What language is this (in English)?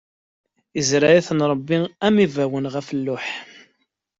Kabyle